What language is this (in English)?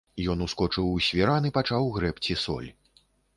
Belarusian